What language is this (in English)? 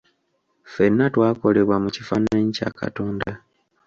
Ganda